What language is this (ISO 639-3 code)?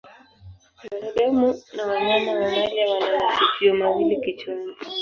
swa